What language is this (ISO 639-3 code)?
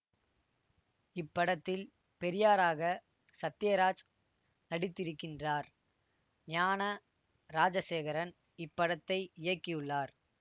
tam